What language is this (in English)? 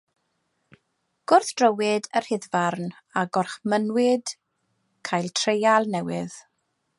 Welsh